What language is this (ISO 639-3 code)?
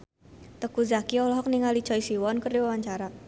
sun